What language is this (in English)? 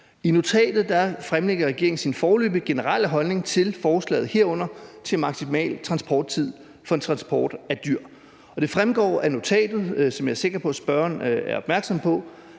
Danish